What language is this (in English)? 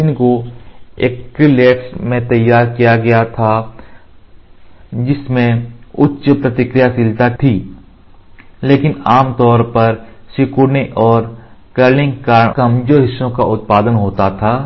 Hindi